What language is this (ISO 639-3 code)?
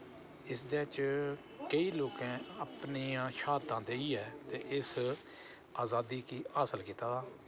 doi